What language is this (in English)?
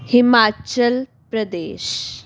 Punjabi